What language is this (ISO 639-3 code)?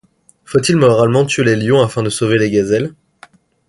fra